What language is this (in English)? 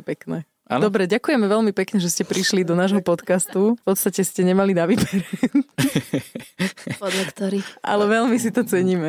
Slovak